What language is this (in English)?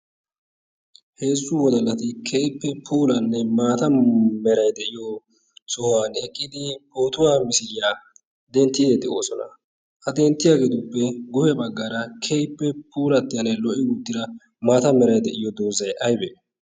Wolaytta